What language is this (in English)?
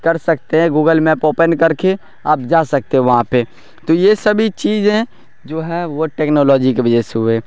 Urdu